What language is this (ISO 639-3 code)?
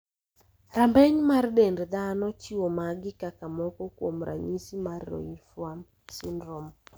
luo